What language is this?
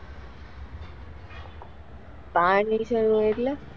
Gujarati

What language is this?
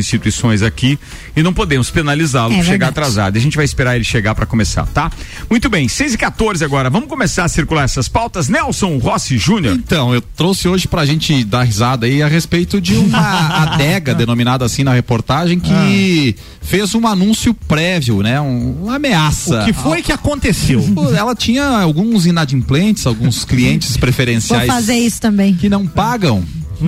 Portuguese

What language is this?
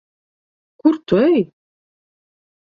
Latvian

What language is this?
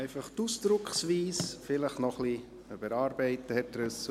Swiss German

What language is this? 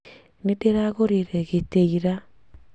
Kikuyu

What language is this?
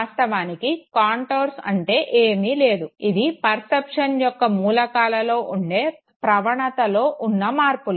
Telugu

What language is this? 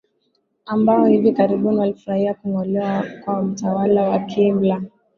Swahili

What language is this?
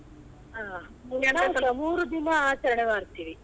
Kannada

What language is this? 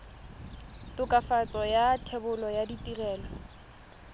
Tswana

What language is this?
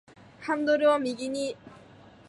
Japanese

